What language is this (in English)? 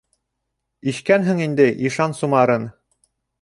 Bashkir